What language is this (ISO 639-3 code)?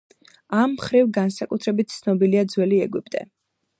kat